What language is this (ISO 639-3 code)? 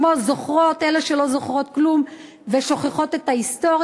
heb